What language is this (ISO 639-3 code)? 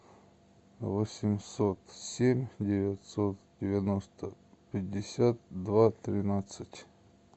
rus